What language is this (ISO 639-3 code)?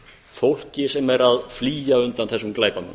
isl